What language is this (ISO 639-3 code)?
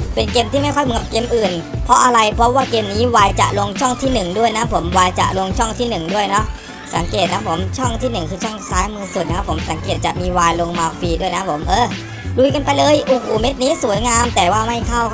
tha